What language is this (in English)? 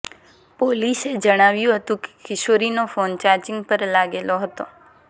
Gujarati